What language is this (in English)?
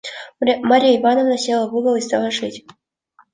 Russian